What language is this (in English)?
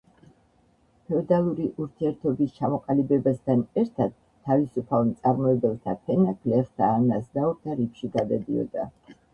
Georgian